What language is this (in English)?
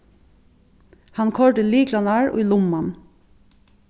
Faroese